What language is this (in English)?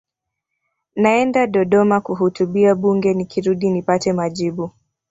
Swahili